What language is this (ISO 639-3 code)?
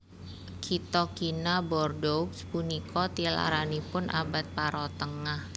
jav